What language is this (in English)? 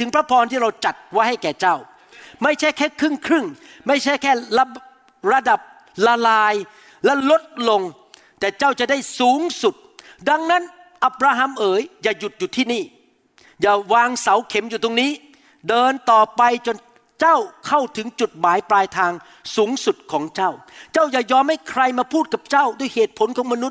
Thai